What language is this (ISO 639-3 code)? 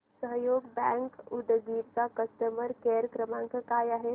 mar